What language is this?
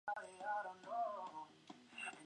Chinese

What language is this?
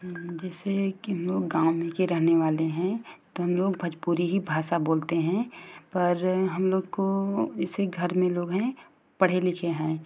Hindi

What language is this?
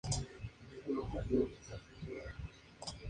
Spanish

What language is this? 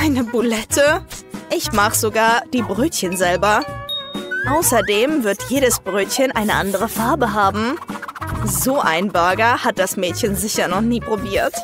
German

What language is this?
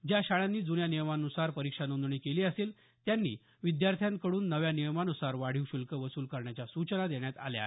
Marathi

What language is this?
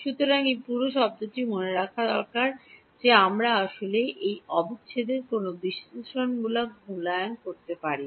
Bangla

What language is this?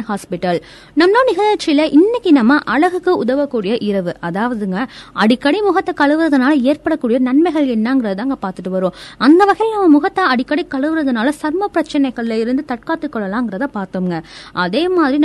Tamil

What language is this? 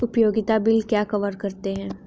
Hindi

